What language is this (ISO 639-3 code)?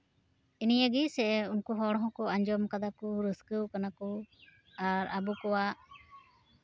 sat